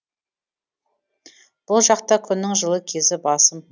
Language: Kazakh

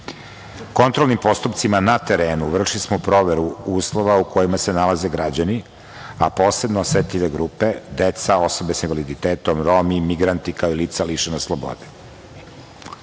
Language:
Serbian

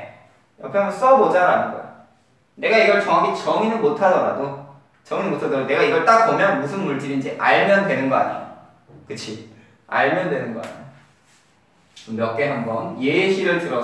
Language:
Korean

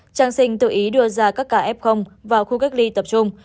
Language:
Vietnamese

